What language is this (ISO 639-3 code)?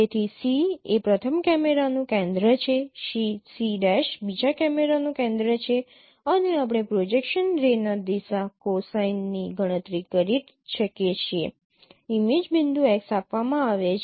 guj